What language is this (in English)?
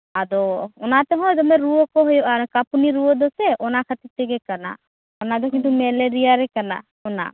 Santali